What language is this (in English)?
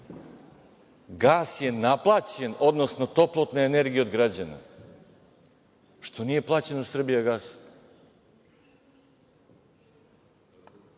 Serbian